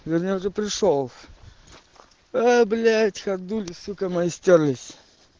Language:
Russian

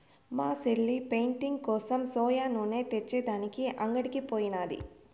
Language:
Telugu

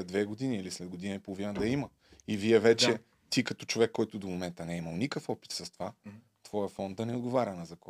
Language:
Bulgarian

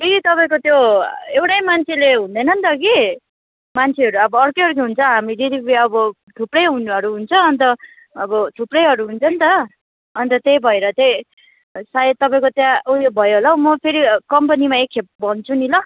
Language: Nepali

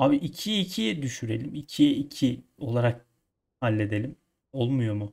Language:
Turkish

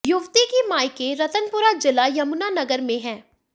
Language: Hindi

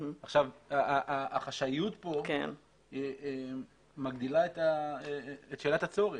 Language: Hebrew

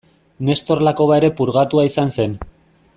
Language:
Basque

